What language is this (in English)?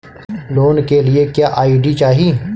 Bhojpuri